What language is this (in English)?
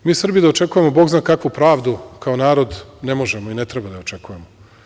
Serbian